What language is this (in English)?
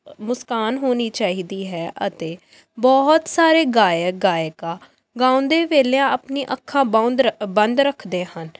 Punjabi